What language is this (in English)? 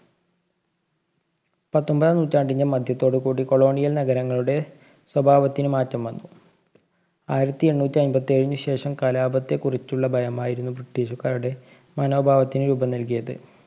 Malayalam